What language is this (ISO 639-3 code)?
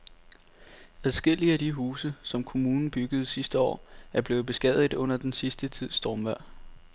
dan